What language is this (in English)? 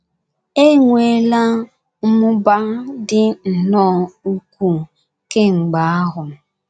Igbo